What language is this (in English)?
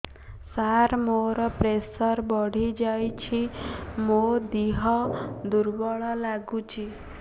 Odia